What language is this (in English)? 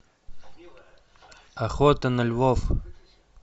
Russian